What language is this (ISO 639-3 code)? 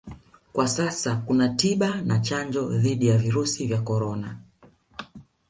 swa